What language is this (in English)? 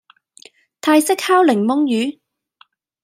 Cantonese